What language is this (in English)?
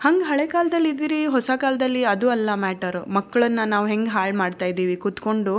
Kannada